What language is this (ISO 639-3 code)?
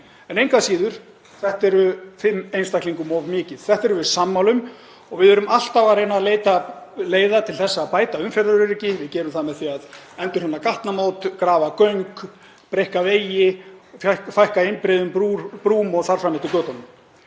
isl